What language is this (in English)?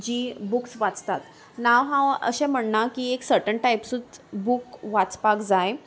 Konkani